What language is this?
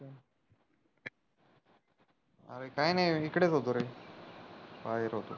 Marathi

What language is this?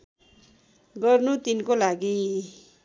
Nepali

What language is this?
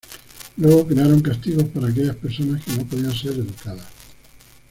Spanish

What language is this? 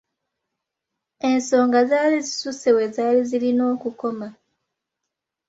Ganda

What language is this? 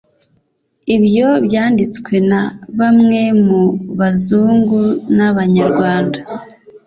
Kinyarwanda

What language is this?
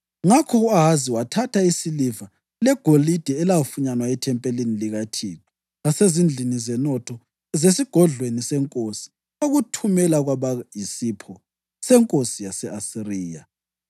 North Ndebele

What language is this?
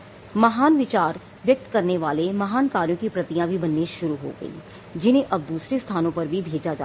Hindi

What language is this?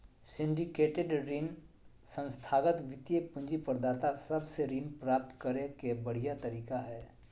Magahi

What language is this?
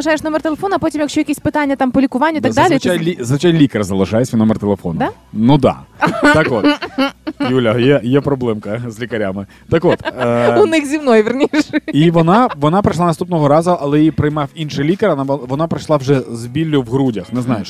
Ukrainian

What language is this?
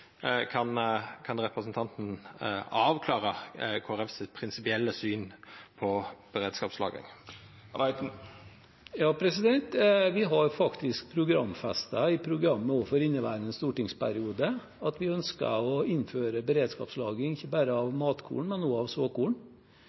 Norwegian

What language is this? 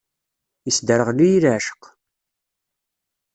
Kabyle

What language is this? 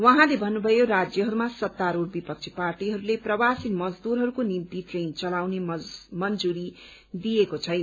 Nepali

